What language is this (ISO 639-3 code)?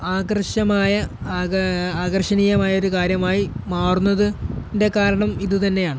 mal